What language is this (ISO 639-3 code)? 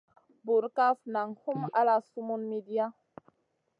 mcn